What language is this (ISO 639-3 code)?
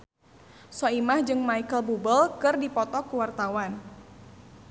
sun